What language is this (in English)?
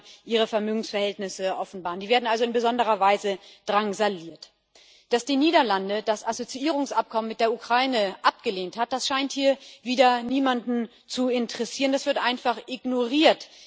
German